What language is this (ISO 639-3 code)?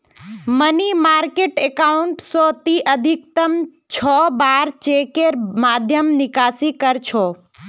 mag